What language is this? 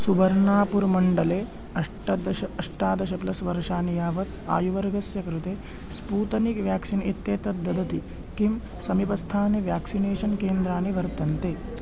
Sanskrit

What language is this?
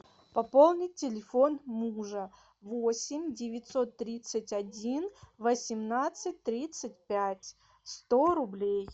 Russian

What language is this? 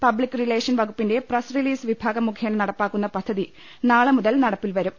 Malayalam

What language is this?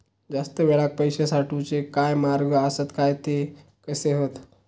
Marathi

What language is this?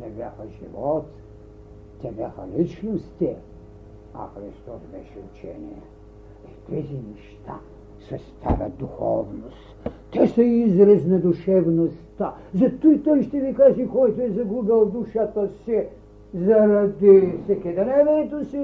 Bulgarian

